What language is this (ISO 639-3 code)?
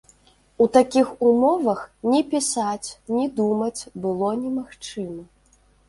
bel